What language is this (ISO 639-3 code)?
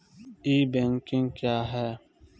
mai